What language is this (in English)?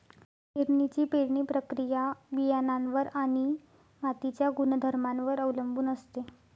Marathi